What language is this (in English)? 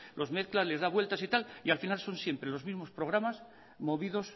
Spanish